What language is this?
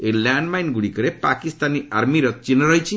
Odia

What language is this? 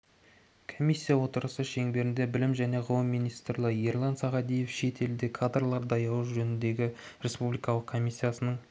Kazakh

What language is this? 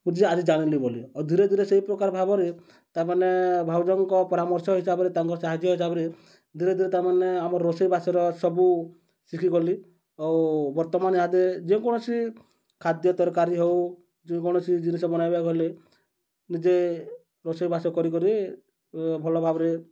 Odia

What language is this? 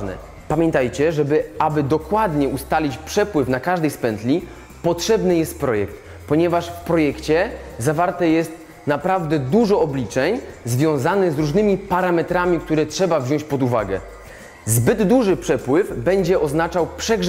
Polish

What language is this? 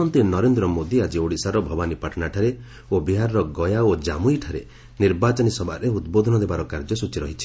Odia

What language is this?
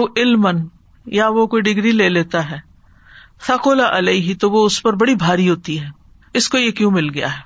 Urdu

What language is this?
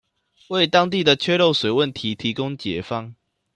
Chinese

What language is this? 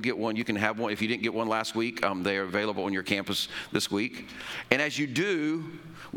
English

